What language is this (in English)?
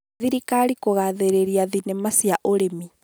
Kikuyu